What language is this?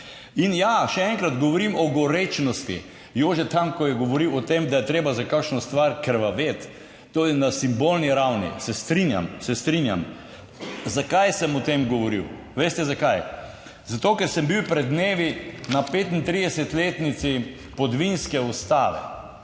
Slovenian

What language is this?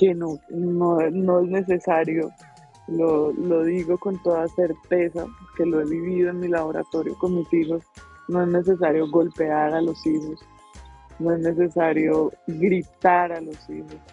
Spanish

